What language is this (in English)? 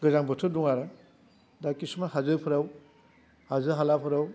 Bodo